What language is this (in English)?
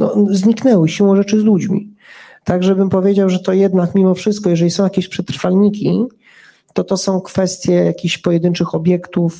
Polish